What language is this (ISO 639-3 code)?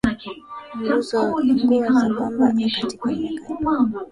swa